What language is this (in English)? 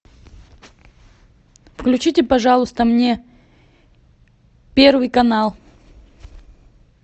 Russian